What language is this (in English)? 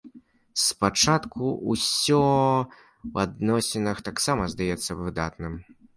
Belarusian